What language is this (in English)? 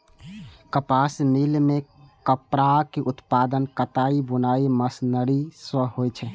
Maithili